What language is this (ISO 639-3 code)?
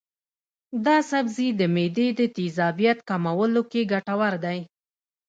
pus